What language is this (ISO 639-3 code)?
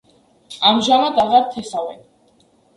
kat